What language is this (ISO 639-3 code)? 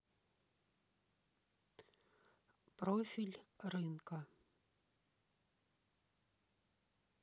rus